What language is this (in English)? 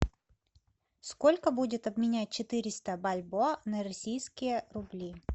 Russian